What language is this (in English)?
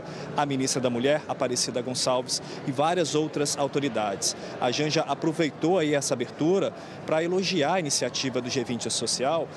Portuguese